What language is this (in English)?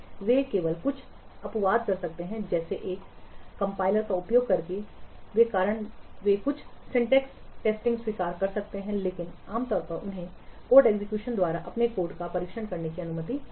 Hindi